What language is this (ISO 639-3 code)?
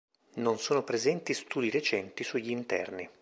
ita